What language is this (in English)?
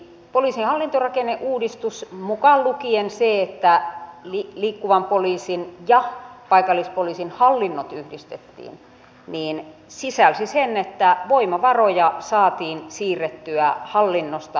Finnish